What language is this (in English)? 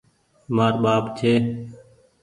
Goaria